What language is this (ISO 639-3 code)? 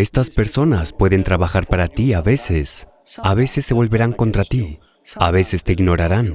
spa